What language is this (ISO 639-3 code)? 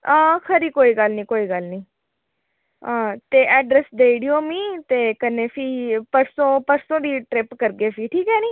doi